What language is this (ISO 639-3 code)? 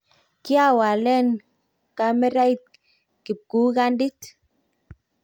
kln